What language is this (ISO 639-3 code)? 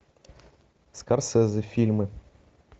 rus